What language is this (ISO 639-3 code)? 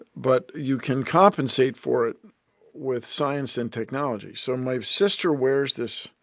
eng